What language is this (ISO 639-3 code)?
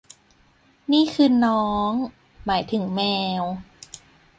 tha